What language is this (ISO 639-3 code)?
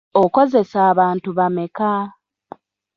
lug